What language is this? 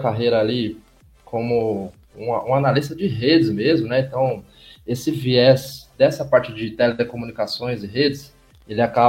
Portuguese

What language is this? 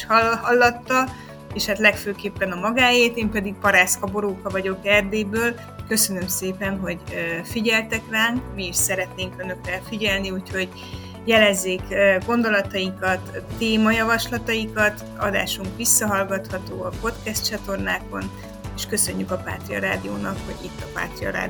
Hungarian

